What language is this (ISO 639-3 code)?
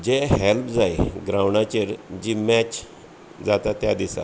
kok